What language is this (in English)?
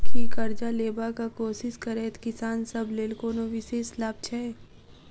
Maithili